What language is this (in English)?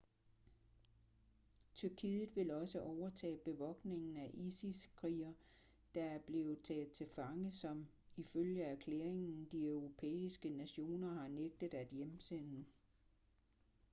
Danish